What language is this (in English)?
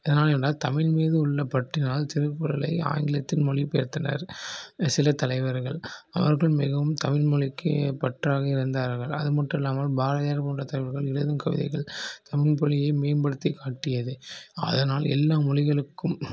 Tamil